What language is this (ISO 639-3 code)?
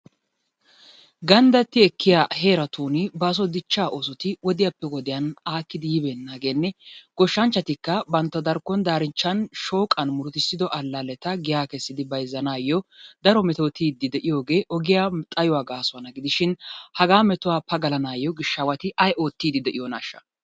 wal